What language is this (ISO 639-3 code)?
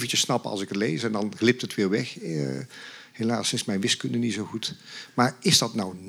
nld